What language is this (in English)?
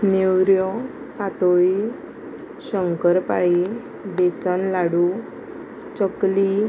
Konkani